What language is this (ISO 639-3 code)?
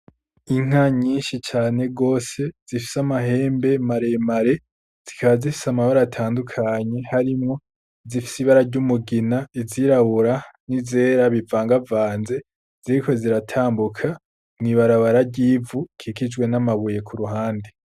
run